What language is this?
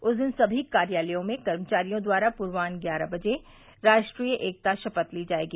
Hindi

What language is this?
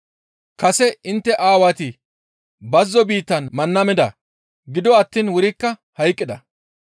Gamo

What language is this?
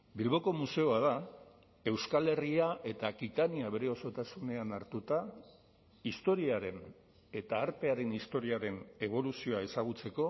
Basque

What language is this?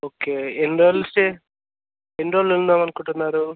Telugu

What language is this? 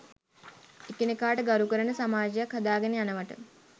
Sinhala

